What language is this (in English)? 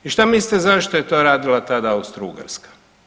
Croatian